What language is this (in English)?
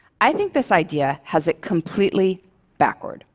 English